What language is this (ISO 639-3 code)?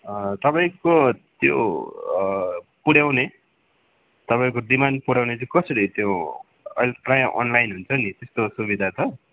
nep